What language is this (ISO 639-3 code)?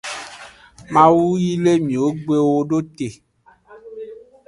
ajg